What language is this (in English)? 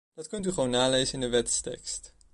Dutch